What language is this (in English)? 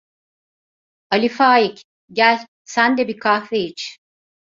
Turkish